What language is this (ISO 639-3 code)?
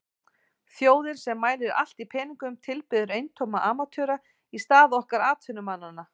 isl